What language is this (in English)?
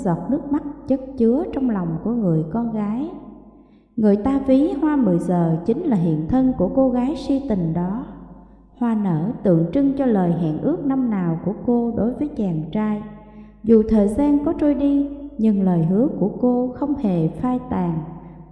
Vietnamese